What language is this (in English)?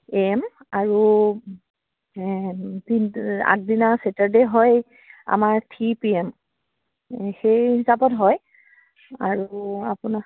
Assamese